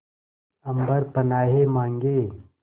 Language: Hindi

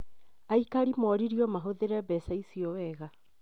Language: Kikuyu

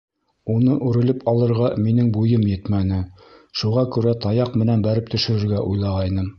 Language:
Bashkir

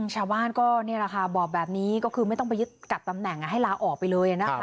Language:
Thai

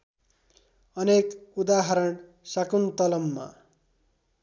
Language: Nepali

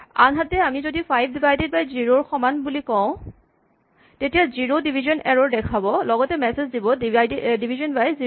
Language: Assamese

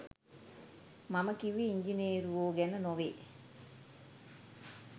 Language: Sinhala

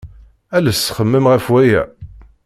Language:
Kabyle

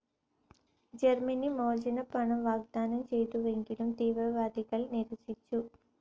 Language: Malayalam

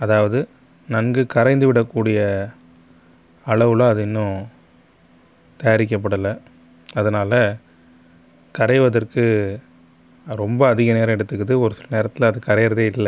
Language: Tamil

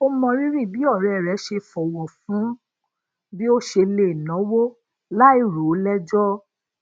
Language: Yoruba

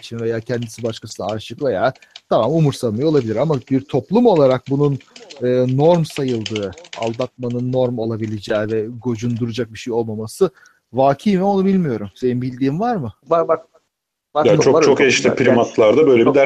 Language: Turkish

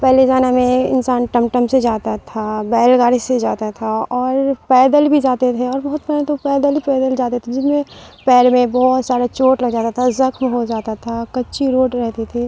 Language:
Urdu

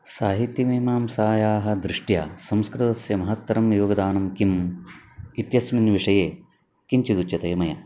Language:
Sanskrit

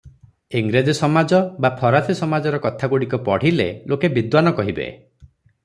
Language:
Odia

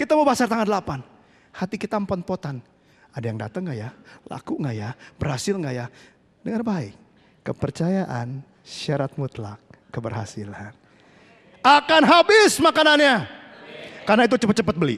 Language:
Indonesian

